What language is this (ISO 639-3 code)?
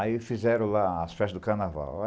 por